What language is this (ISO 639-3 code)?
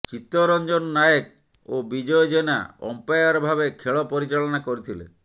ori